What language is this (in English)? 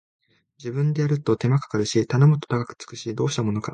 Japanese